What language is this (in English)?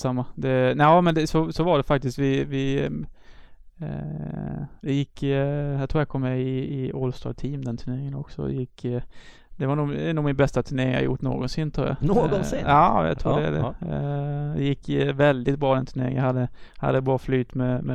Swedish